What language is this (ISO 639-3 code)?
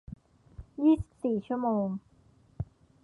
tha